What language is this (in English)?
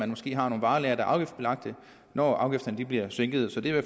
Danish